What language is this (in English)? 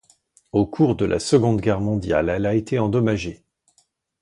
French